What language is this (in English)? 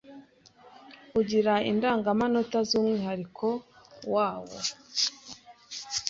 Kinyarwanda